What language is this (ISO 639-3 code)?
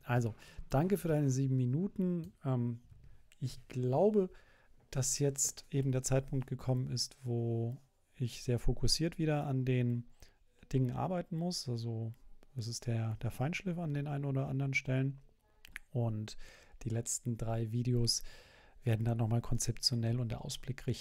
deu